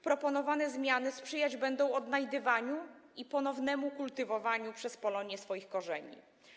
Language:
Polish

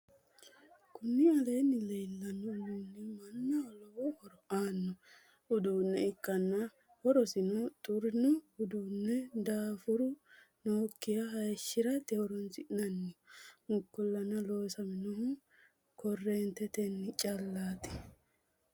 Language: Sidamo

